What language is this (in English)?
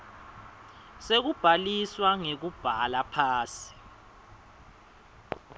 Swati